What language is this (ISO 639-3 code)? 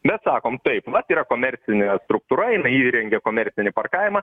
lit